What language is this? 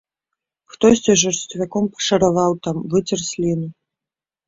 Belarusian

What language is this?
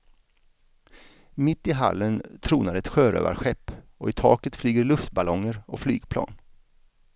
Swedish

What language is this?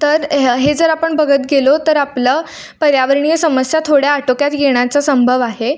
Marathi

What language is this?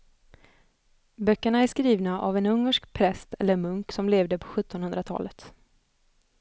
Swedish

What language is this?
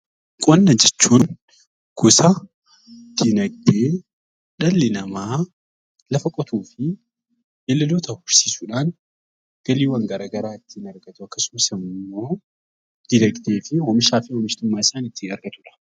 Oromo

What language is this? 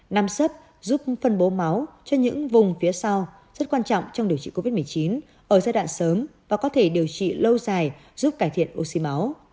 Vietnamese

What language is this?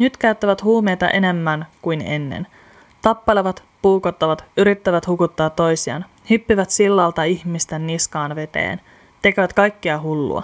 Finnish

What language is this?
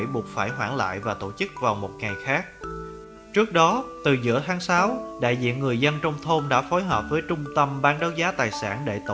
Vietnamese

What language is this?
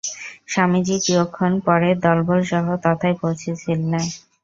Bangla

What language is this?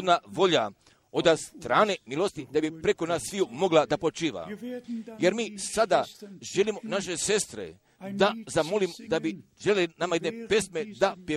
Croatian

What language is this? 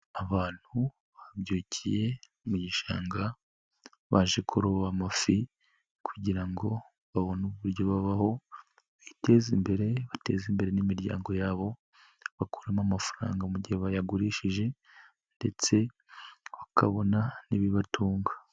Kinyarwanda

